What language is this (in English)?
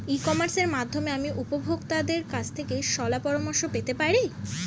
Bangla